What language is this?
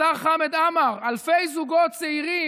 Hebrew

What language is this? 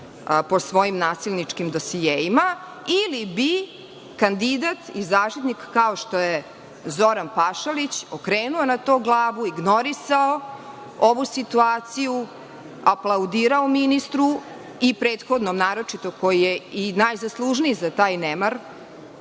Serbian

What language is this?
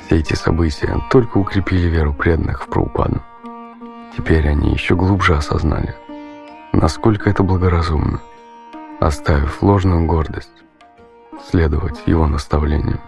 Russian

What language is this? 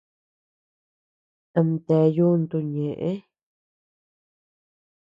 Tepeuxila Cuicatec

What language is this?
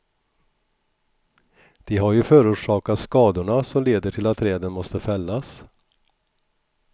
Swedish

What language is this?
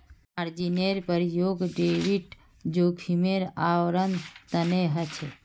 Magahi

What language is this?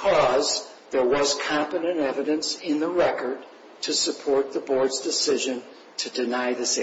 English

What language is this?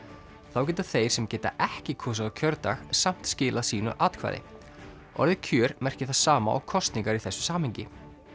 Icelandic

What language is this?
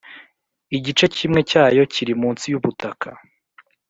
Kinyarwanda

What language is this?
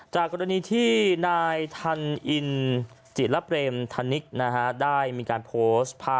Thai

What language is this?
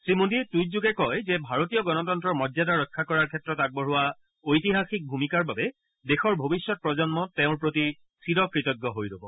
Assamese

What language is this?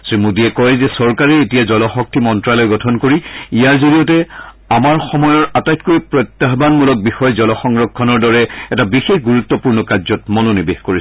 Assamese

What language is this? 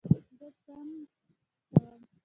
Pashto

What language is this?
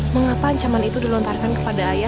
Indonesian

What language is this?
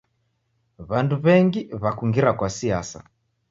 Taita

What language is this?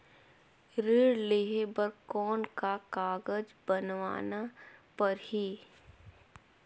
Chhattisgarhi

